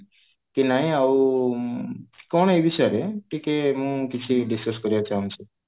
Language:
Odia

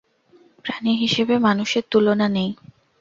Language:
Bangla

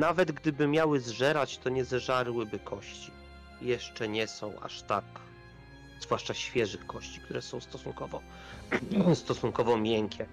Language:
Polish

